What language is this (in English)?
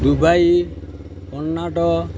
Odia